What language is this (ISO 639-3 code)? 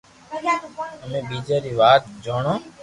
lrk